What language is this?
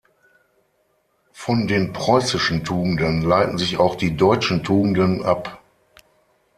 German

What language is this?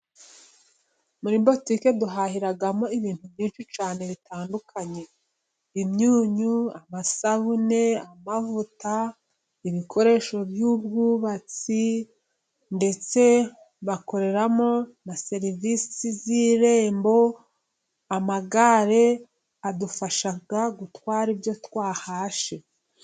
Kinyarwanda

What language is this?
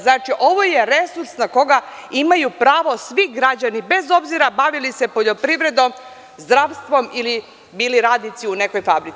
Serbian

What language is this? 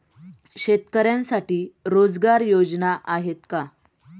Marathi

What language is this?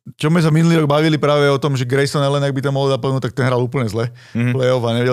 Slovak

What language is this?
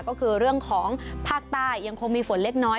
Thai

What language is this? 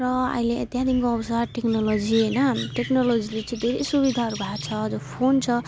Nepali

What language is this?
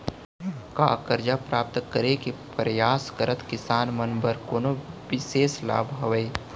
Chhattisgarhi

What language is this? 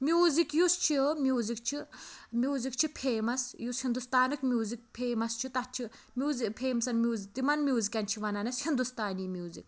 Kashmiri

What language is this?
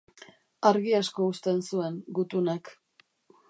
Basque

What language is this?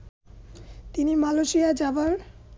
Bangla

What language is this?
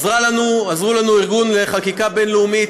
Hebrew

